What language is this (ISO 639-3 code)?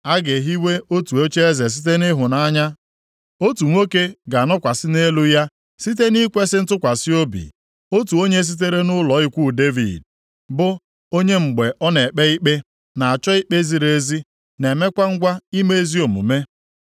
ibo